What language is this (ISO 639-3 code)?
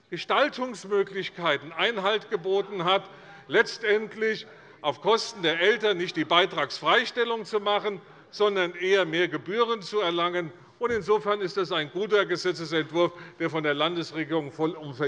deu